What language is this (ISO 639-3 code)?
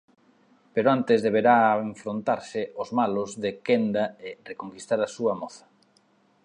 glg